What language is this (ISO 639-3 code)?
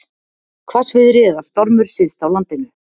isl